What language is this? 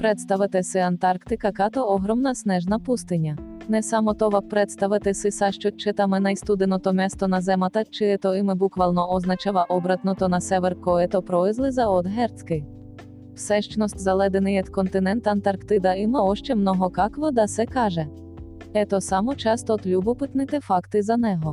Bulgarian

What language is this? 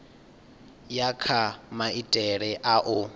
Venda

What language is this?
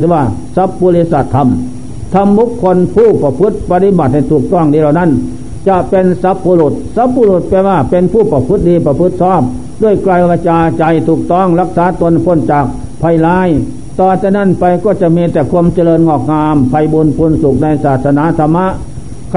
Thai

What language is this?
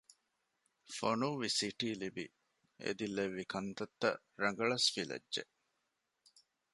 Divehi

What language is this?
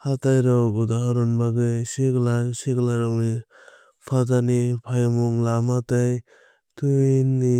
Kok Borok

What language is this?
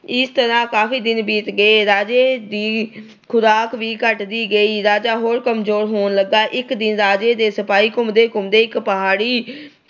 Punjabi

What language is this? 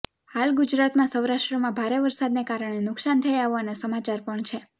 Gujarati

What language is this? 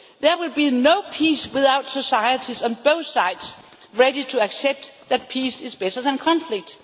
English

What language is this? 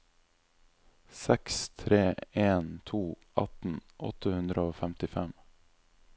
Norwegian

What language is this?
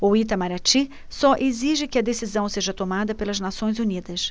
Portuguese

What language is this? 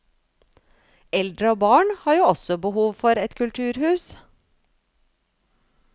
Norwegian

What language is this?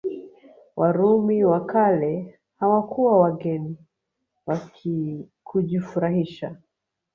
Swahili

